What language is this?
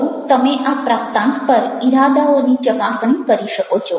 Gujarati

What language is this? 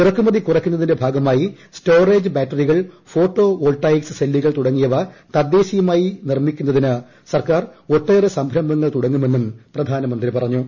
Malayalam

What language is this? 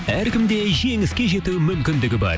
Kazakh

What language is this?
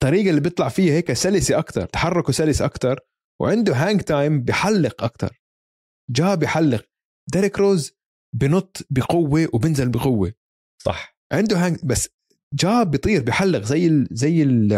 Arabic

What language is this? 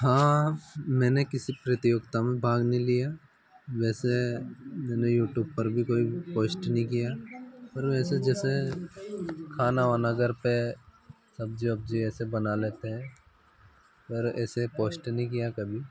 Hindi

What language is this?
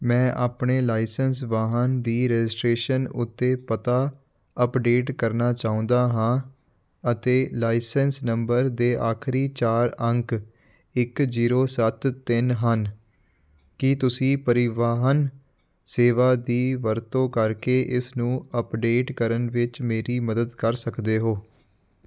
Punjabi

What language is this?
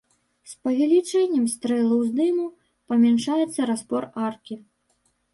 Belarusian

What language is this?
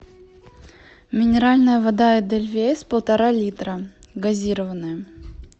Russian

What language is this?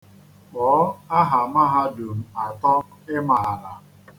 Igbo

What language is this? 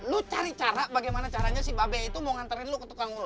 Indonesian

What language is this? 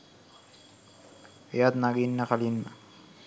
Sinhala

